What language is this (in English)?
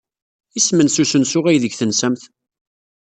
Kabyle